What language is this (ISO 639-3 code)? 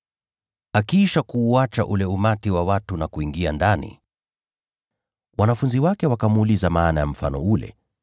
swa